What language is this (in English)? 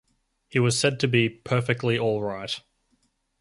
English